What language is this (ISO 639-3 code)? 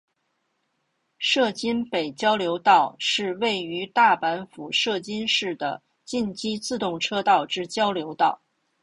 zho